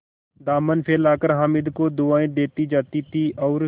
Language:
Hindi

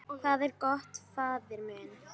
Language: Icelandic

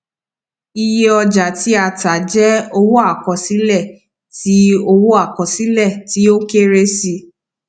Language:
Yoruba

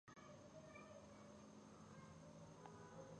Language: Pashto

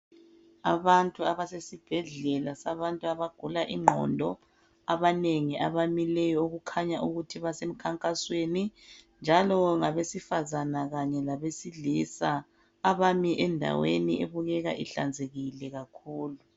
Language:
North Ndebele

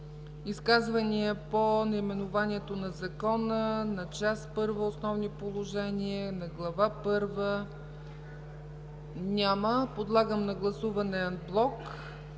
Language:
Bulgarian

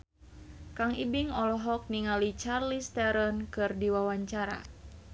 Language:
Sundanese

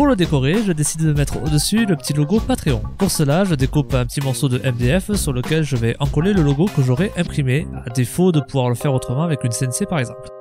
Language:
French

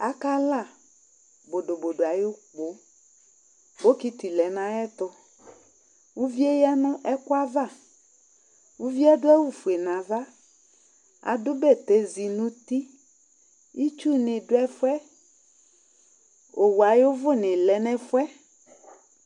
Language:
Ikposo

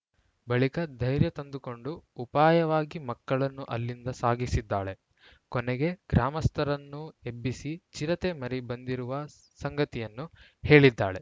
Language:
Kannada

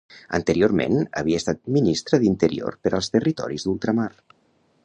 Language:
Catalan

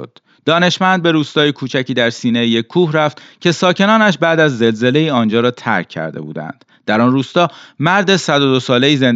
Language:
Persian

